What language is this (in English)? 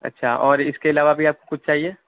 Urdu